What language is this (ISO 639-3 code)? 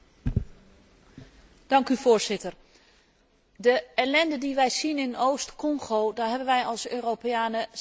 nld